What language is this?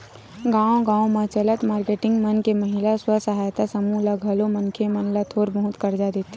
Chhattisgarhi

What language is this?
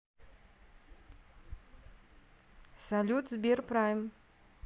Russian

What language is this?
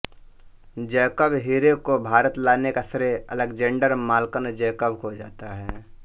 Hindi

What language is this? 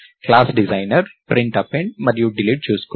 Telugu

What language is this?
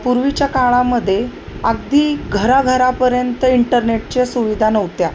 Marathi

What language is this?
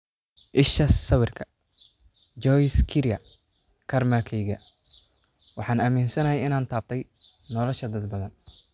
Somali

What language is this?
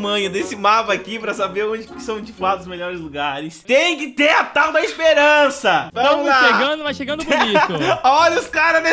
Portuguese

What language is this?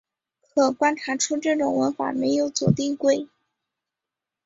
Chinese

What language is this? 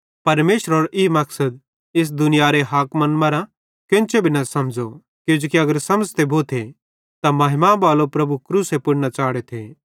Bhadrawahi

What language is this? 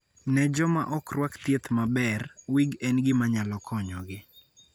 Luo (Kenya and Tanzania)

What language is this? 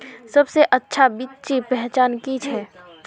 Magahi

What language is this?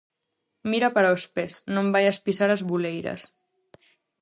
Galician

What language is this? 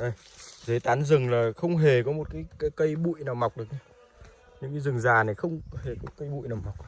Vietnamese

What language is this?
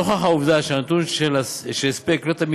Hebrew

